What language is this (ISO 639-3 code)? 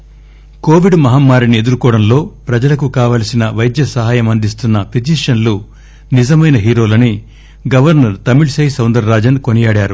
tel